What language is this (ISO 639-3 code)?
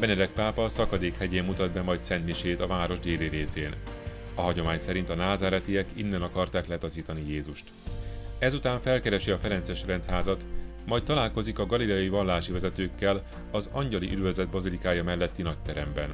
hun